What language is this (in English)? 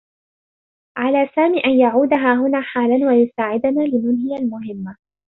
Arabic